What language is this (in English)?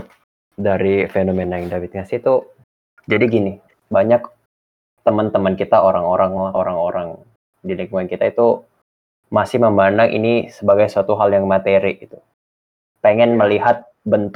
Indonesian